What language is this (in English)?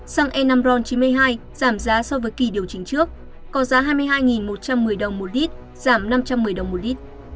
Vietnamese